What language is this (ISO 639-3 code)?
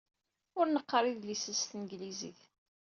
kab